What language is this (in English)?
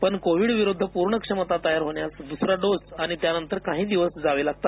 Marathi